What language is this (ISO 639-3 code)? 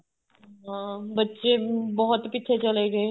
pan